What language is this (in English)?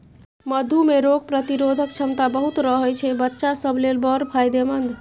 Maithili